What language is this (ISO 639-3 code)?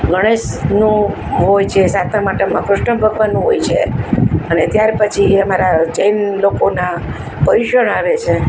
guj